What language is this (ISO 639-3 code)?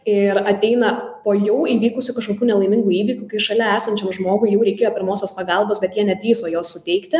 lit